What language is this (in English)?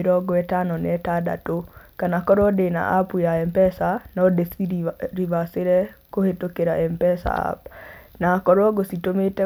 Kikuyu